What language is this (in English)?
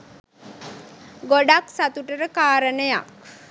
Sinhala